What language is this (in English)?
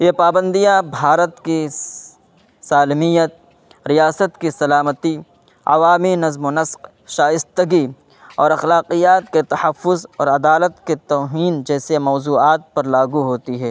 Urdu